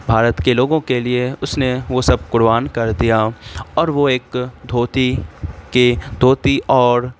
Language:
Urdu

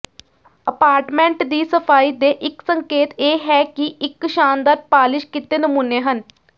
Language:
Punjabi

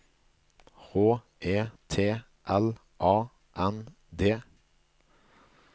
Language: Norwegian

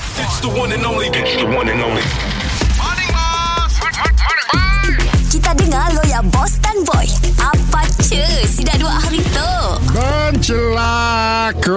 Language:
Malay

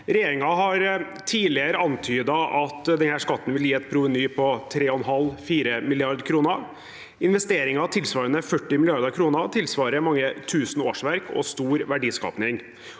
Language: Norwegian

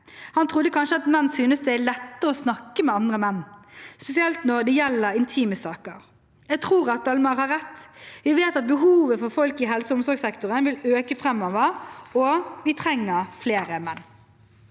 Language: Norwegian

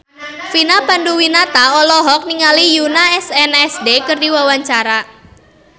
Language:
Sundanese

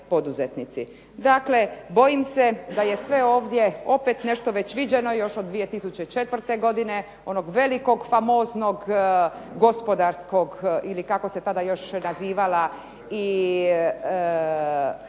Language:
Croatian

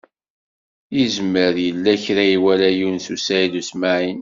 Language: Kabyle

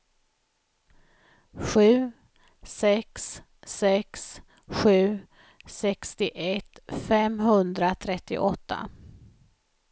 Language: Swedish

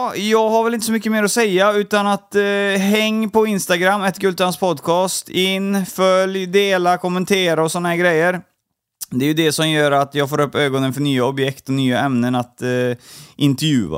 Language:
Swedish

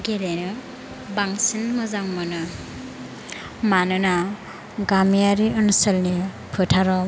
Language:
Bodo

